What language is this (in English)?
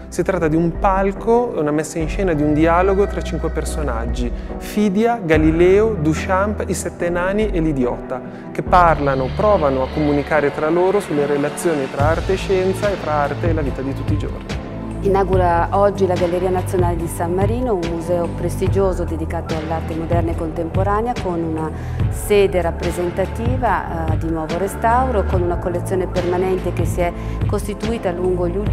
Italian